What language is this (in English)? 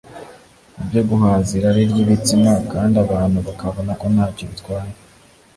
Kinyarwanda